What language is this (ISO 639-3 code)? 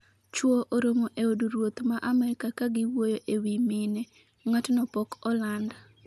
luo